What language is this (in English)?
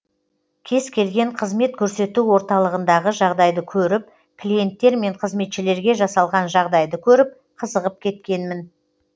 Kazakh